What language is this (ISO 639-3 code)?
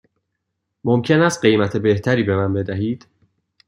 fas